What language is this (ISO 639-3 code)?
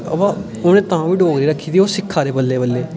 doi